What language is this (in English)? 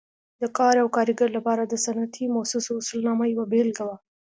Pashto